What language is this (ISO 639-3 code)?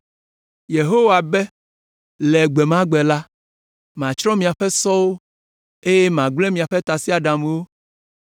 ewe